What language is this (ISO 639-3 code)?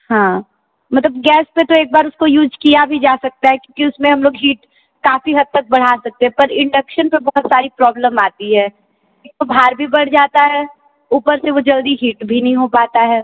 hin